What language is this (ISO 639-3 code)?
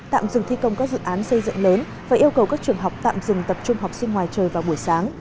vie